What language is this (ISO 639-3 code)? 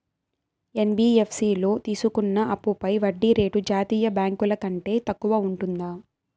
tel